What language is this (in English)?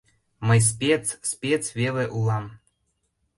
Mari